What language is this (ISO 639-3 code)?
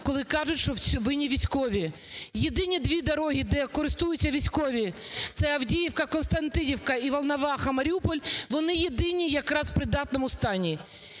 ukr